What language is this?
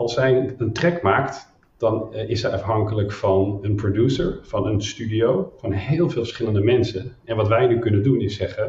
Dutch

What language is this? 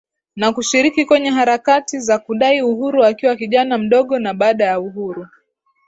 Swahili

